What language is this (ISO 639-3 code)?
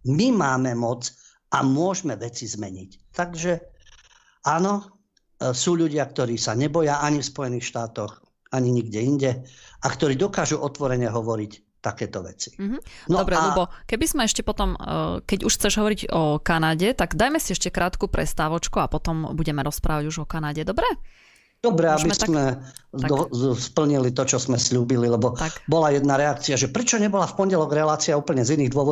slk